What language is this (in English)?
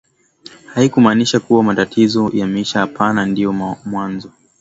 Swahili